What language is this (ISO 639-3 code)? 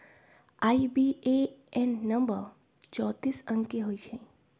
mag